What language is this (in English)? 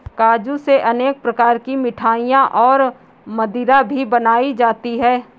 Hindi